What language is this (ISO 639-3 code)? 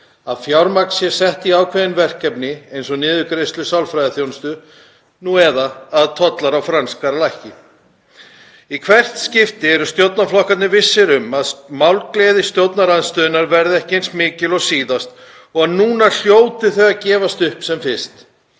isl